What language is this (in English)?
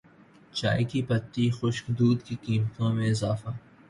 Urdu